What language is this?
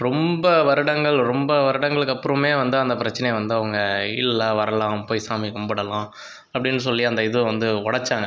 Tamil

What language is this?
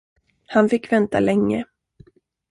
Swedish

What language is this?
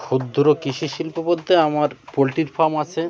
Bangla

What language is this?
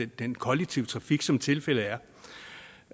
Danish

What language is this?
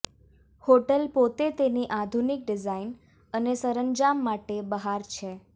Gujarati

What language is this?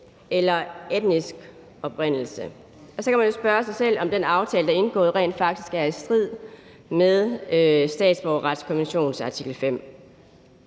Danish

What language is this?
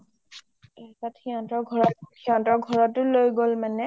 Assamese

